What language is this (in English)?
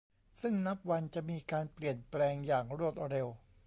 Thai